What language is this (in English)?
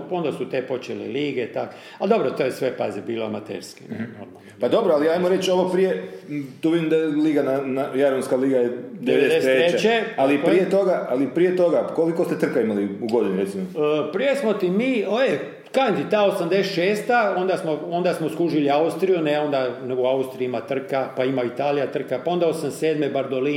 Croatian